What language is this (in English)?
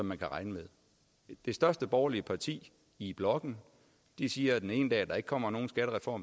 Danish